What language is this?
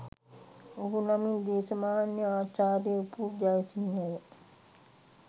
Sinhala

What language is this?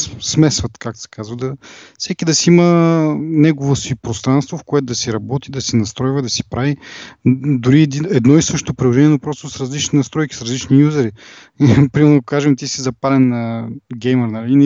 Bulgarian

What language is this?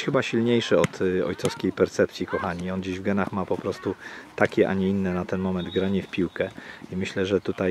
Polish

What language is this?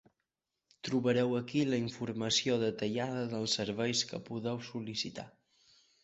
Catalan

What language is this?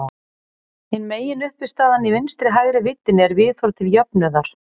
Icelandic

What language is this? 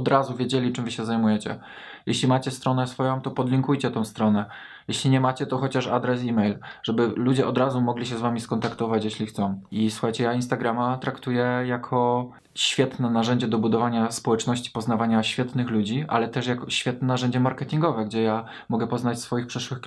Polish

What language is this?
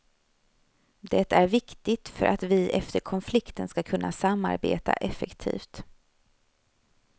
Swedish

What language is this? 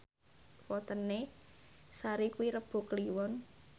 Javanese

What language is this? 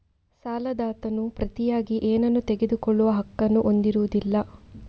Kannada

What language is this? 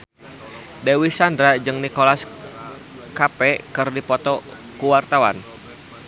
Sundanese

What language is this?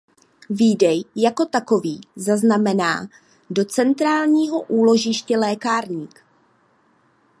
Czech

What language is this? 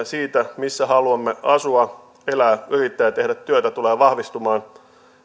Finnish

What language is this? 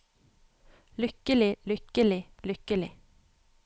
Norwegian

